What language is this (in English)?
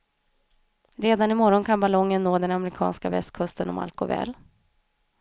Swedish